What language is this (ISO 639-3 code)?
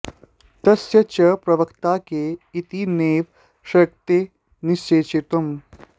san